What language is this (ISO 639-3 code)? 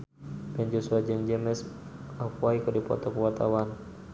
sun